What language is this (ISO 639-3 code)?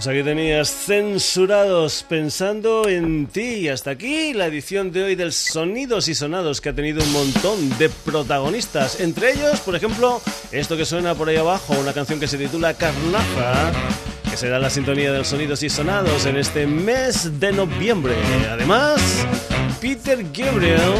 spa